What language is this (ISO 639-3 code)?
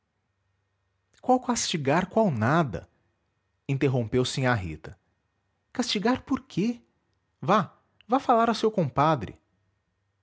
por